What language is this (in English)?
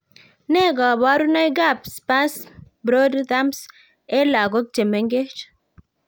Kalenjin